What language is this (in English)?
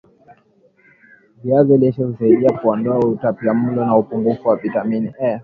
Swahili